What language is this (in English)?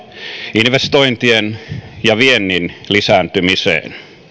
Finnish